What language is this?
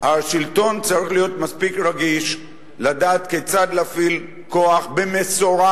Hebrew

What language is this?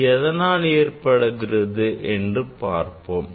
Tamil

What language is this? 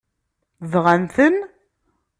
Kabyle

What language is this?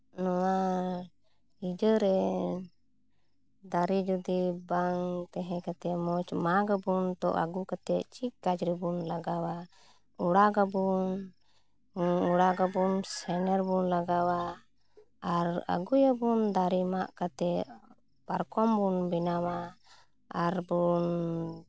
Santali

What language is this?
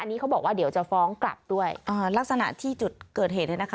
Thai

